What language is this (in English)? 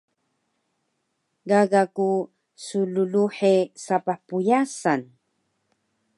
Taroko